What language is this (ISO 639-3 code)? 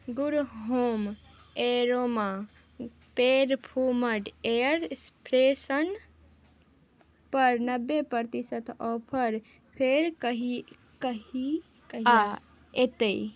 mai